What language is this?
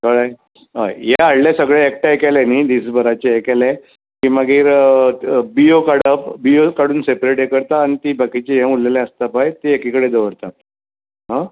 Konkani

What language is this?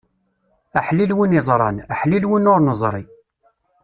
Kabyle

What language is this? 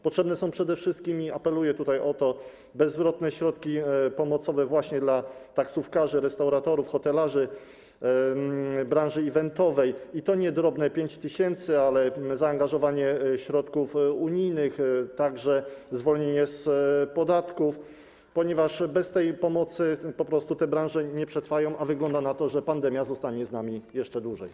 Polish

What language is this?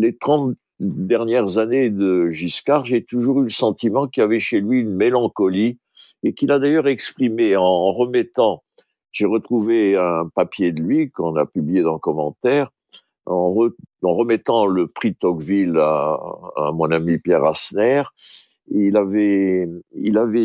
French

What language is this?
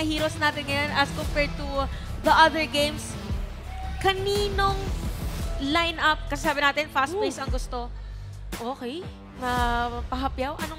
Filipino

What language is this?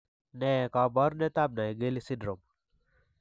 Kalenjin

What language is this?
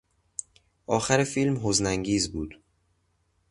Persian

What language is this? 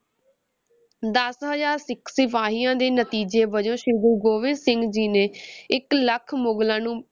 Punjabi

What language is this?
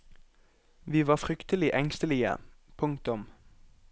Norwegian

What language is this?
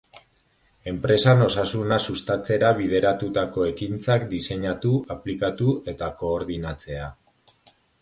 Basque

